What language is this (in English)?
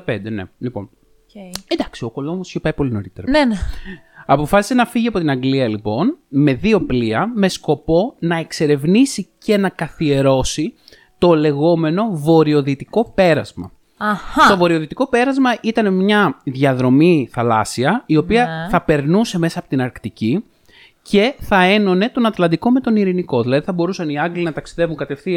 Greek